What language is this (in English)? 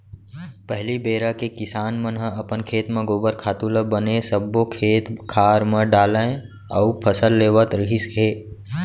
Chhattisgarhi